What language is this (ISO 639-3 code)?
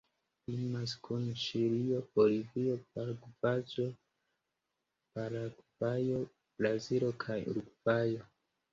epo